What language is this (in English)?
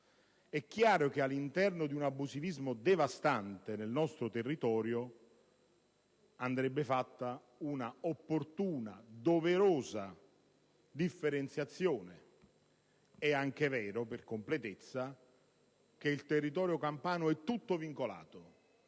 Italian